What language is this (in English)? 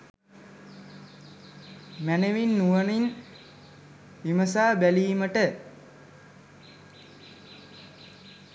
Sinhala